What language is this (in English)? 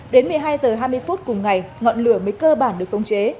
Vietnamese